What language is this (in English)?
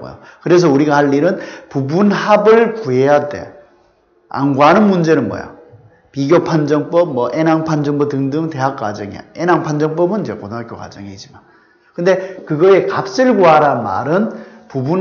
Korean